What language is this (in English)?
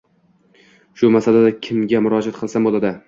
Uzbek